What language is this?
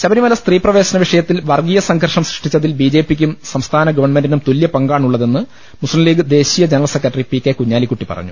Malayalam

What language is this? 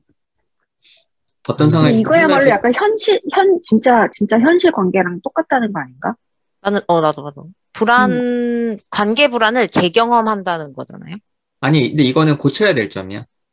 Korean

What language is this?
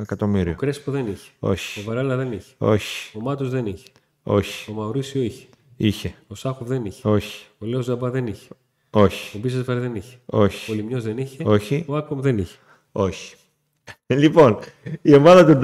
Greek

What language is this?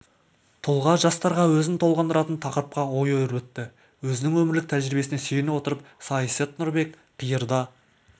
Kazakh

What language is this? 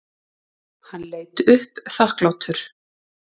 Icelandic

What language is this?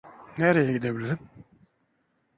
Turkish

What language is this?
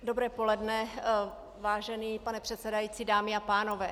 Czech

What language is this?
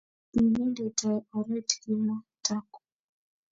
Kalenjin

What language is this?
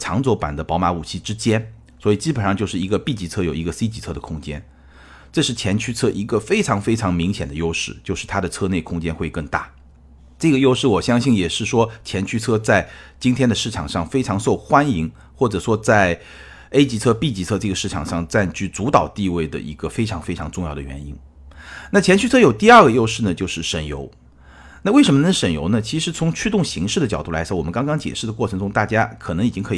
Chinese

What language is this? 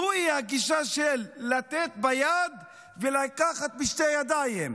Hebrew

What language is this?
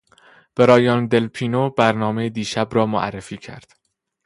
Persian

